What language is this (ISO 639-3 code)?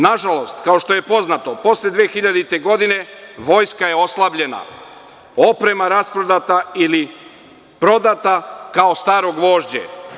srp